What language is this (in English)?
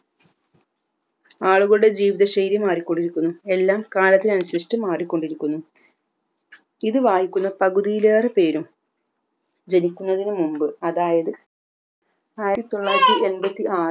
Malayalam